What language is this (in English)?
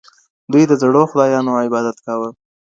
Pashto